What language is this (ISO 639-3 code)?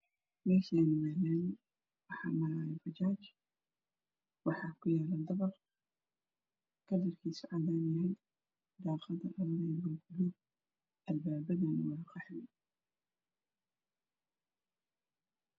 som